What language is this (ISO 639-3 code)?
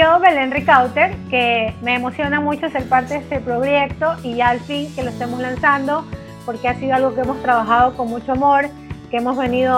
spa